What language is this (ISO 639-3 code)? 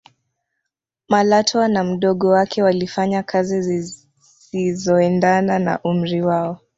swa